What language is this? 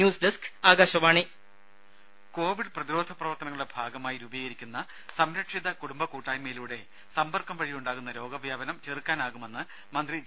Malayalam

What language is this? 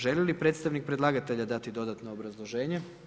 Croatian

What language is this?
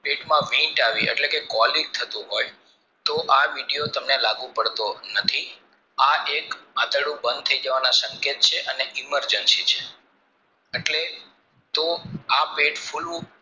Gujarati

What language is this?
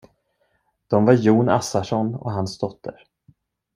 Swedish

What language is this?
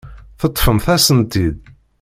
Kabyle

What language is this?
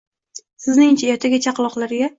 Uzbek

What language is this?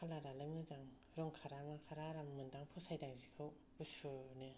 Bodo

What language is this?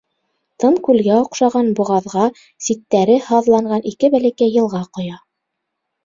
Bashkir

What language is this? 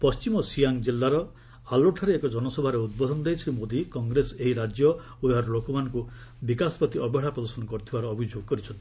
Odia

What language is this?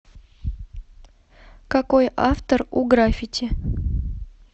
Russian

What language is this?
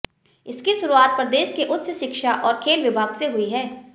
Hindi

